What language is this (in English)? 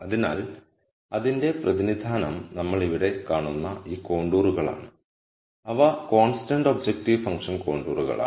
Malayalam